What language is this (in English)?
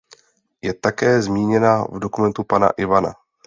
Czech